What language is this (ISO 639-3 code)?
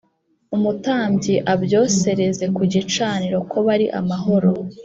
kin